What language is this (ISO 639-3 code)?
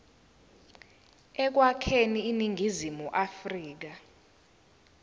zul